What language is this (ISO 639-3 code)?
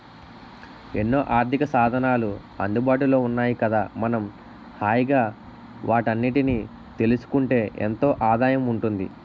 tel